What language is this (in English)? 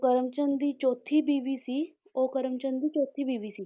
Punjabi